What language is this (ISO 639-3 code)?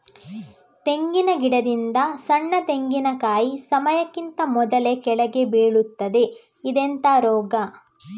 kan